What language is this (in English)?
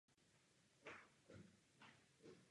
Czech